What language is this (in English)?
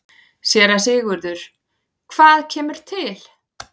Icelandic